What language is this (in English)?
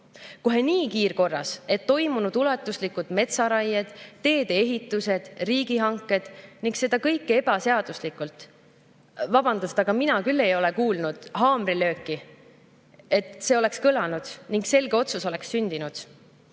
Estonian